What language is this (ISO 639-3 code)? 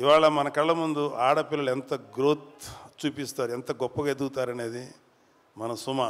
tel